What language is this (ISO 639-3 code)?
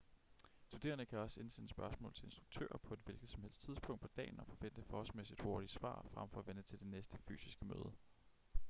dan